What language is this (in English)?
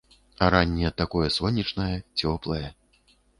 Belarusian